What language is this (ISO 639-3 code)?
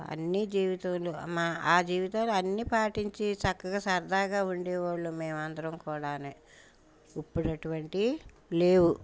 tel